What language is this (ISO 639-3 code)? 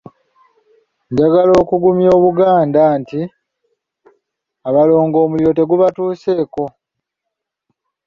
lug